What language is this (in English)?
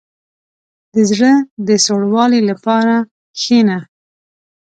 Pashto